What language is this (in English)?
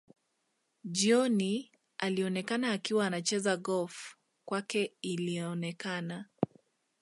Swahili